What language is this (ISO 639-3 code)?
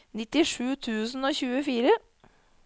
nor